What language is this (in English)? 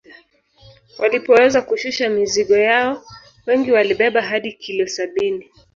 Swahili